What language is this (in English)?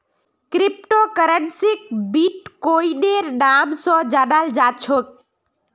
Magahi